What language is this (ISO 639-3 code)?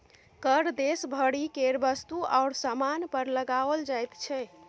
mai